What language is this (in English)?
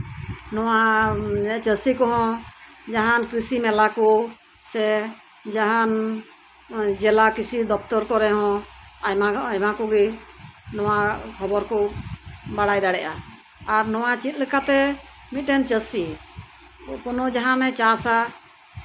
Santali